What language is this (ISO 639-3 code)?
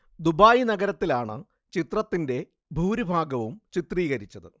mal